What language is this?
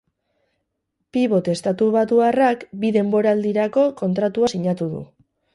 Basque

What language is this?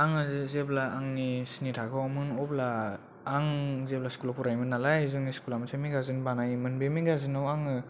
Bodo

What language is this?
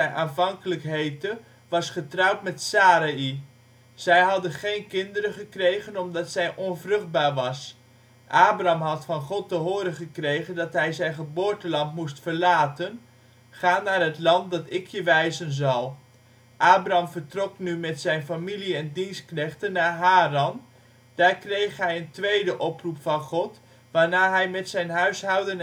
Dutch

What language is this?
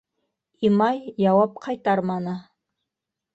Bashkir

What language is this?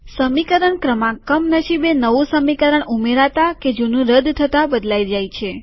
Gujarati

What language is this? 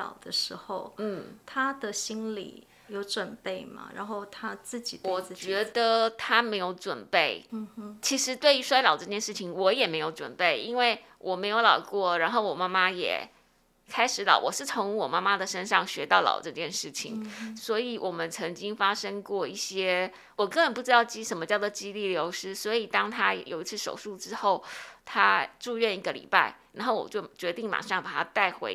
Chinese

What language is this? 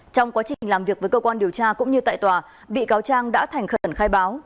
Vietnamese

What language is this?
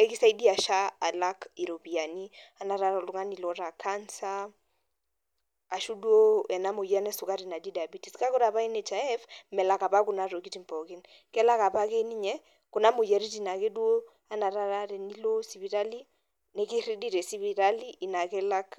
Masai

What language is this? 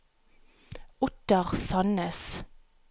Norwegian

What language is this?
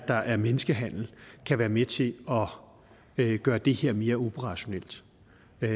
Danish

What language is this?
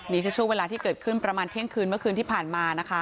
Thai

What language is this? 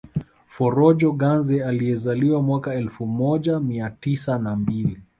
Swahili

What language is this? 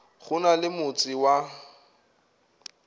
Northern Sotho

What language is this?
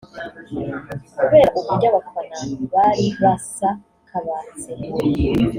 Kinyarwanda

